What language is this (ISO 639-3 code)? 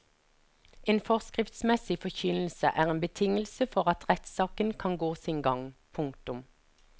nor